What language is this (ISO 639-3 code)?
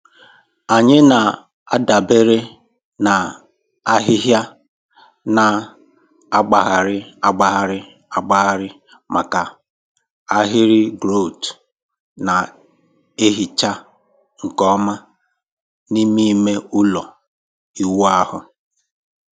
ibo